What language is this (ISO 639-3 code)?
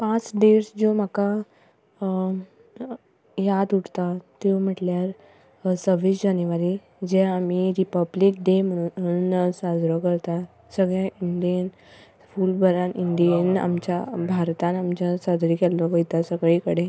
kok